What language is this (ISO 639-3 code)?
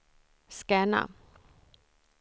swe